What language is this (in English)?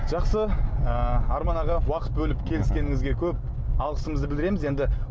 Kazakh